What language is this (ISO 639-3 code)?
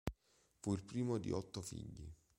ita